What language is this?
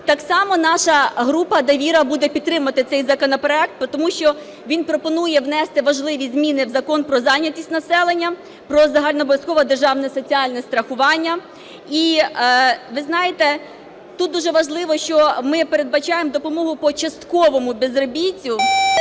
Ukrainian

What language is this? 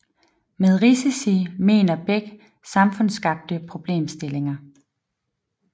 Danish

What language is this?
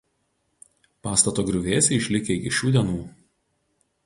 Lithuanian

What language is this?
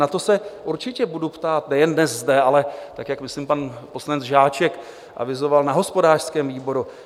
Czech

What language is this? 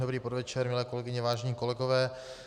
Czech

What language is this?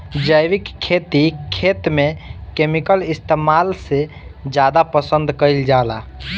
Bhojpuri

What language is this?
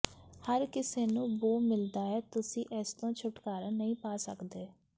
Punjabi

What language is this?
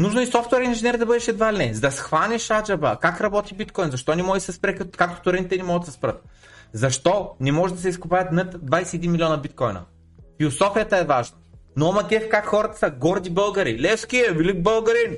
Bulgarian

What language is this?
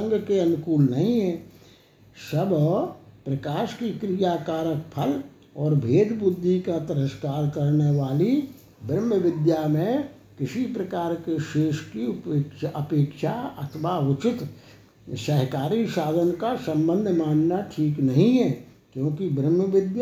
Hindi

